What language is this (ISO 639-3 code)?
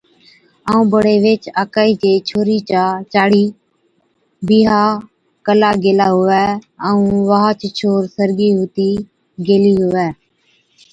odk